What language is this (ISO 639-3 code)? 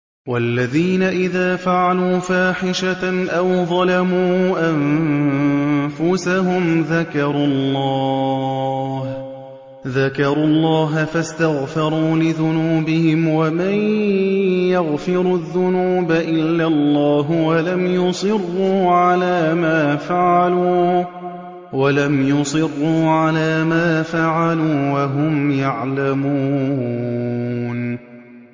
ara